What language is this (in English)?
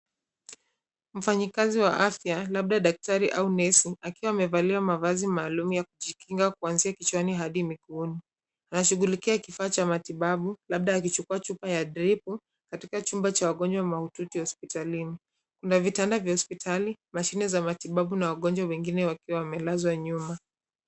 Swahili